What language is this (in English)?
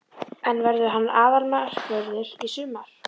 Icelandic